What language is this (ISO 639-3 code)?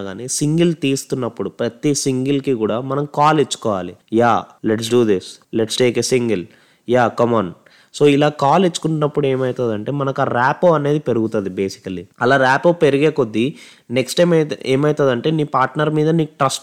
tel